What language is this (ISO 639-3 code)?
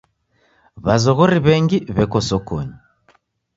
dav